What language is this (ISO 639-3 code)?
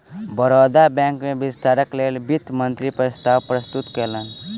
mai